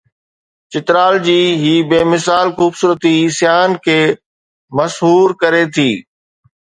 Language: Sindhi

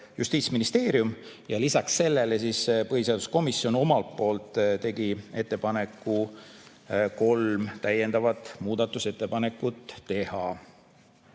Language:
Estonian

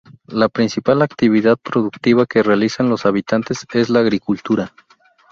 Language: Spanish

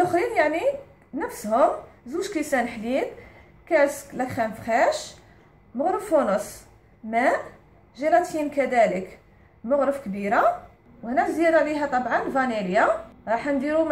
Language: Arabic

